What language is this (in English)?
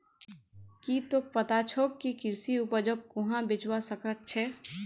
Magahi